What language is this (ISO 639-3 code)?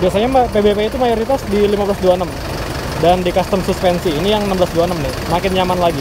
ind